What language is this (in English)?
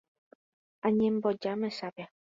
Guarani